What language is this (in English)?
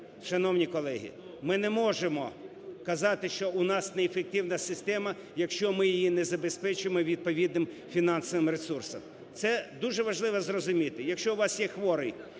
Ukrainian